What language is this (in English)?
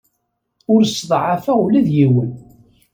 Kabyle